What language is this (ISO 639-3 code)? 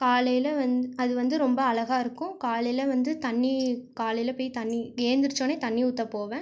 tam